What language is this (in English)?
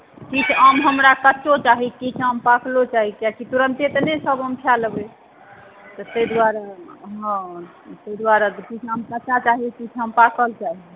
Maithili